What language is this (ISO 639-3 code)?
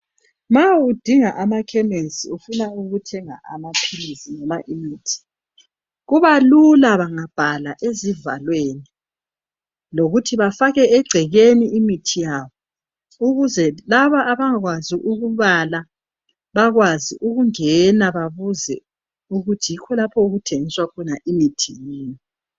nde